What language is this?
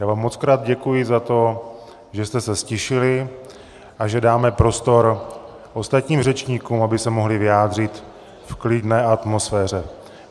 Czech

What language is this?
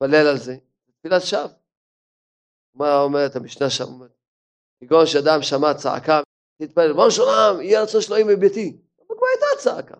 Hebrew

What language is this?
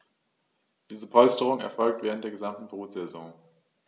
German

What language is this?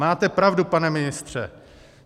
Czech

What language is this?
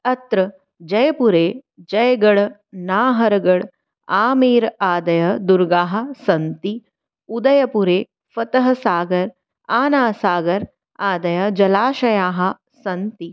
Sanskrit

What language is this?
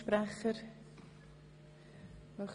Swiss German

